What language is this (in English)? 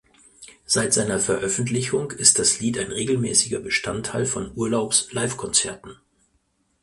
German